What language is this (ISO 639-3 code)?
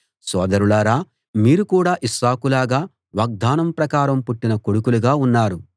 tel